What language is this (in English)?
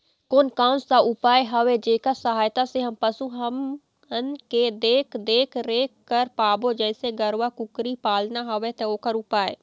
Chhattisgarhi